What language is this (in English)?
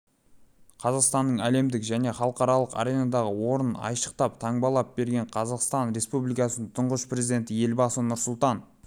Kazakh